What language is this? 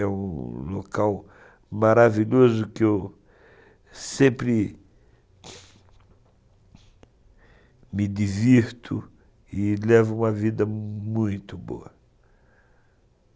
Portuguese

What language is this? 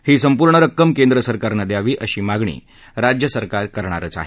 Marathi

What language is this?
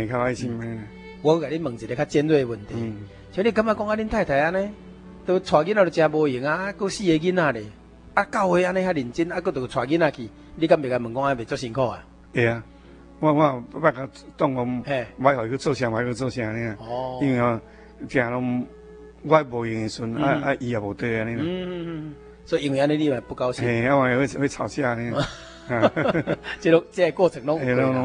Chinese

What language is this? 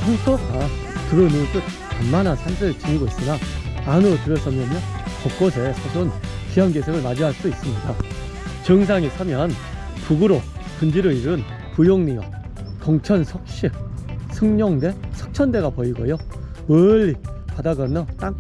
Korean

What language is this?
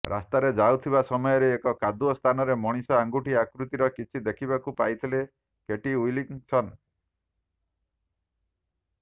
Odia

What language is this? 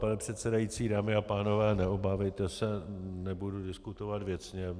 Czech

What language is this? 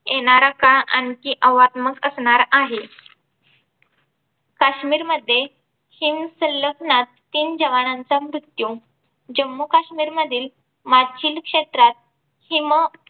Marathi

